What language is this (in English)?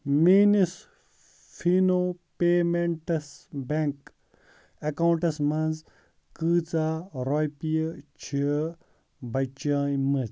Kashmiri